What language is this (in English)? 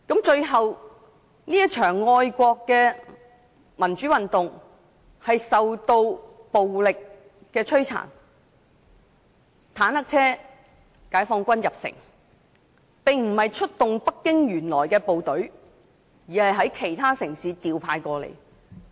Cantonese